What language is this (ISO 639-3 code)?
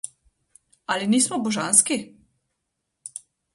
slv